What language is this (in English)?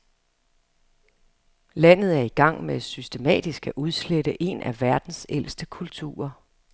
Danish